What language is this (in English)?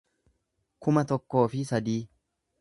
Oromo